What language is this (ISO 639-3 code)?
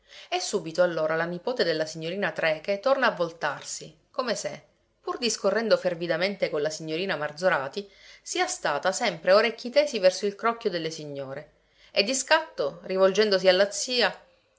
ita